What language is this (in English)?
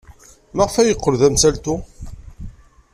Kabyle